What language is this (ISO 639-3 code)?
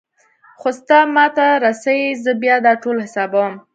pus